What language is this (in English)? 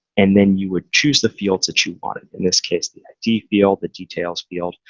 English